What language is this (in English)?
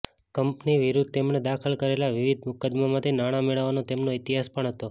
Gujarati